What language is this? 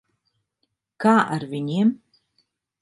Latvian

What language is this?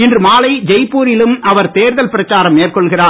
Tamil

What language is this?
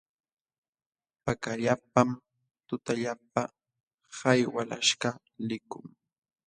Jauja Wanca Quechua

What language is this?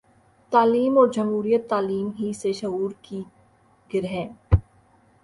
Urdu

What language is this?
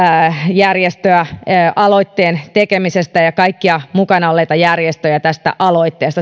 Finnish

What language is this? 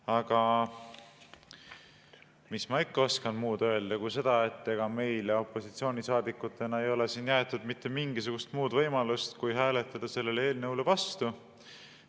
Estonian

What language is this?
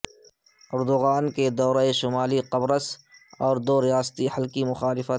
Urdu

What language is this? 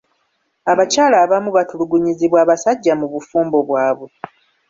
Ganda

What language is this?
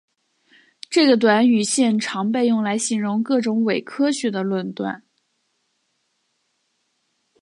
Chinese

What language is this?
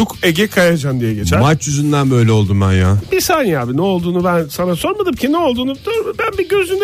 Turkish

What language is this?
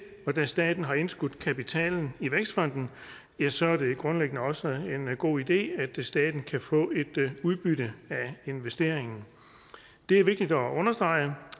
Danish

